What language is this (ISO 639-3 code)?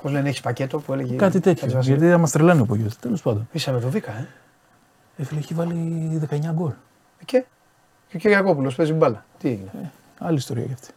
ell